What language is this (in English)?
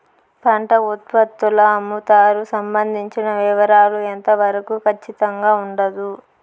Telugu